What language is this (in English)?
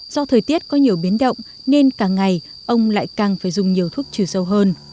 Vietnamese